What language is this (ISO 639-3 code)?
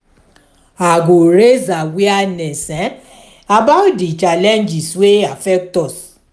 pcm